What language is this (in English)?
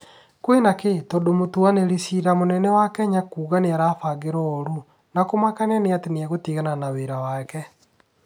Kikuyu